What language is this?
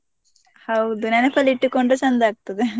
Kannada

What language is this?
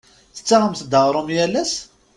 Kabyle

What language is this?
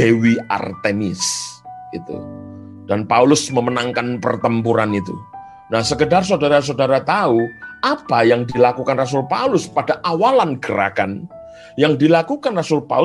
Indonesian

